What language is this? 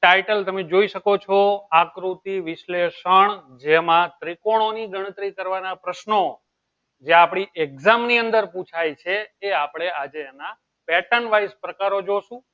Gujarati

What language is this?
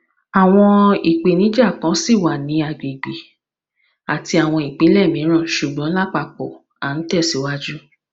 Yoruba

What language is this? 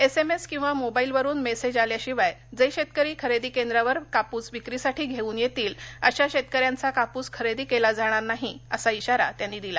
Marathi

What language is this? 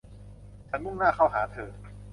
Thai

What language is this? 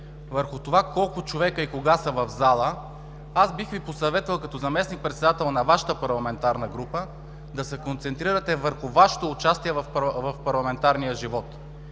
Bulgarian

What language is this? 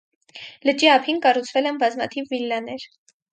Armenian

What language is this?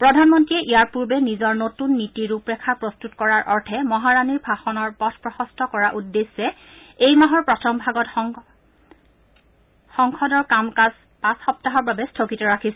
Assamese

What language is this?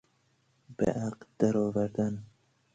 Persian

